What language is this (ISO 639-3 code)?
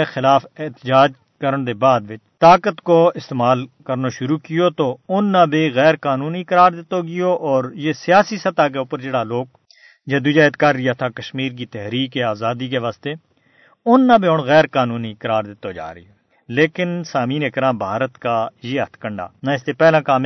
urd